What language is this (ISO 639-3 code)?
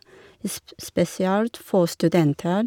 nor